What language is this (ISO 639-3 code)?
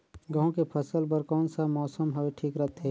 hne